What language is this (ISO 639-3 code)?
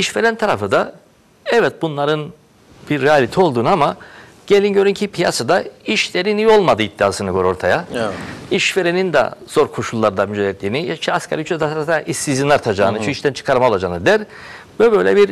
tur